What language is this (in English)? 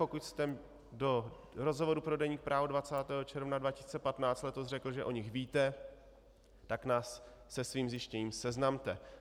Czech